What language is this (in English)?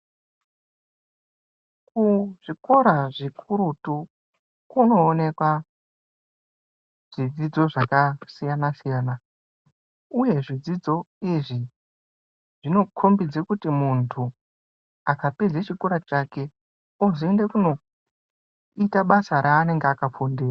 Ndau